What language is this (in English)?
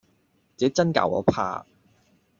Cantonese